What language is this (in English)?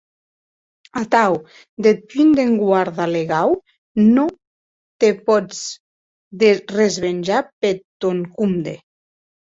Occitan